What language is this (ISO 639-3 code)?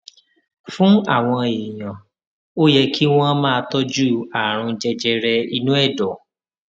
yor